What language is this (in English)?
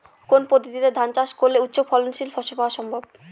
Bangla